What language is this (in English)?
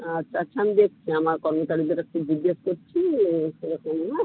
Bangla